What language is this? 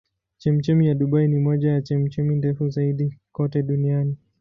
Swahili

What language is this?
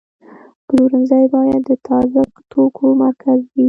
Pashto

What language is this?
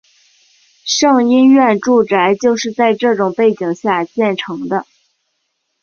Chinese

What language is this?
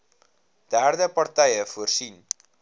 Afrikaans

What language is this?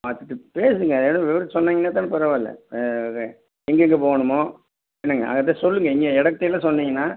Tamil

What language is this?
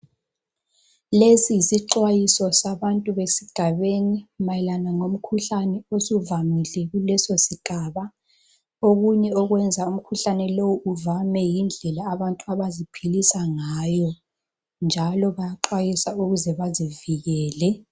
North Ndebele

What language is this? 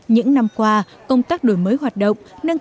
Vietnamese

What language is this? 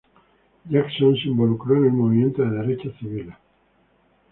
Spanish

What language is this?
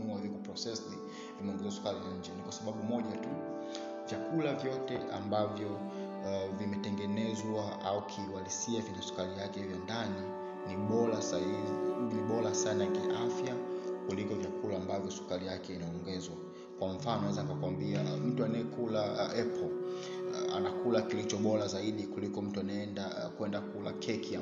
Swahili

